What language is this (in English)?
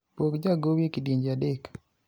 Luo (Kenya and Tanzania)